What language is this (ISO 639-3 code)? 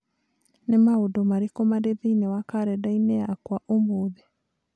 kik